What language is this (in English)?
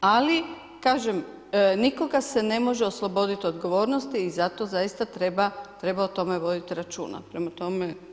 Croatian